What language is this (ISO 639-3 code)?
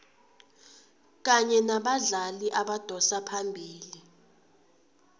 nbl